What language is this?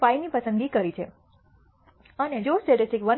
Gujarati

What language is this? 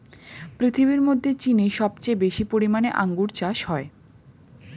Bangla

